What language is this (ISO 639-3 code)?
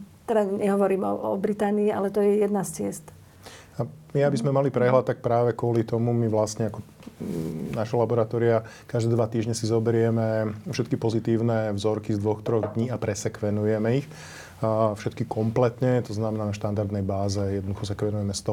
slk